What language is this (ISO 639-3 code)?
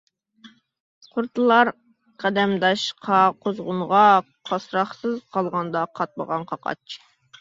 uig